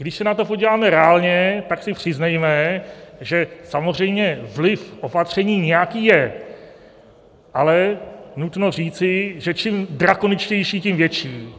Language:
Czech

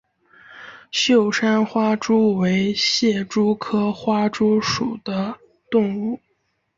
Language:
Chinese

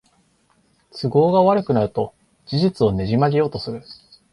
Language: Japanese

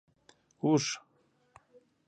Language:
Pashto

